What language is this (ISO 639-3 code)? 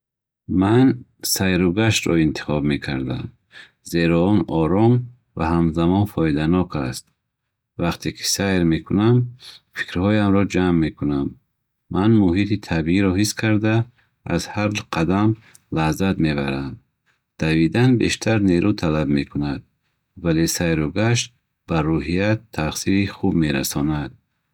bhh